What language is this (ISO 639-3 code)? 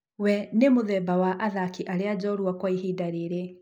kik